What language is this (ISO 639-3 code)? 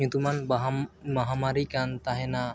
sat